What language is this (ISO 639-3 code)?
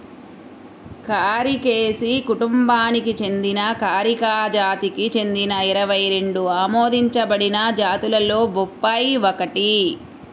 tel